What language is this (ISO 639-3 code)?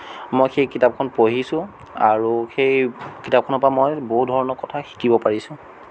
asm